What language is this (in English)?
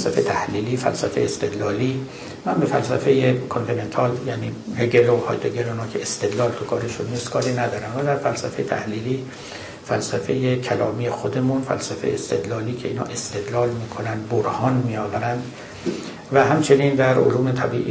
Persian